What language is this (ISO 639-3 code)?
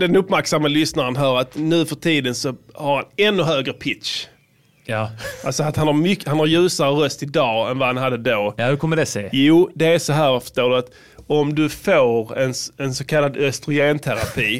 swe